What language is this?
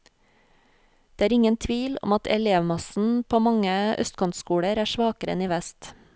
Norwegian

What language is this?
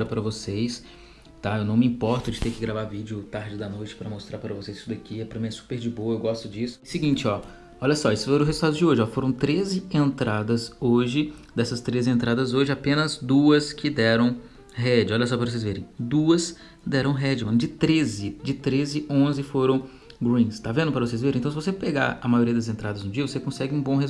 Portuguese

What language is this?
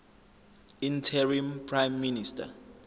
Zulu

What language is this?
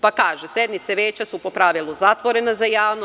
Serbian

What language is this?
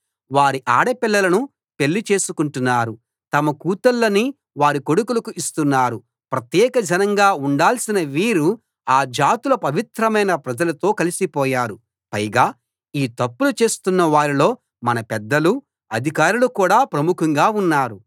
Telugu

